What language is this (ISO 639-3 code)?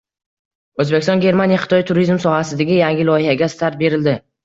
uzb